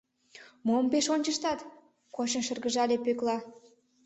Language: Mari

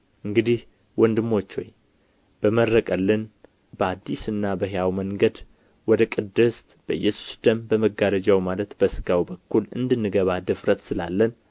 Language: Amharic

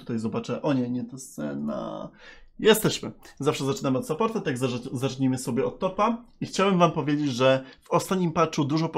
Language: Polish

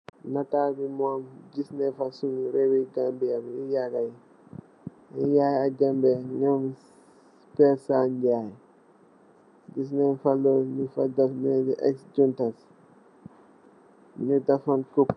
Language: Wolof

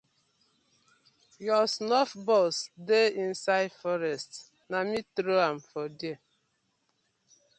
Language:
Nigerian Pidgin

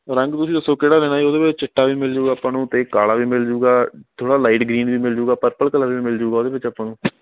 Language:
Punjabi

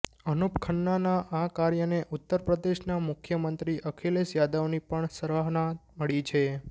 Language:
Gujarati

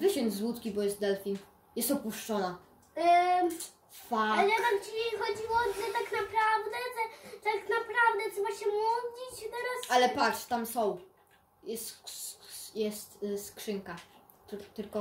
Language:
Polish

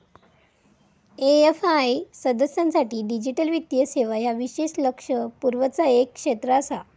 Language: Marathi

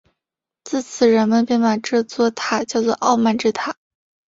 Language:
Chinese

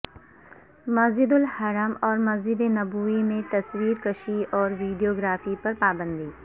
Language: Urdu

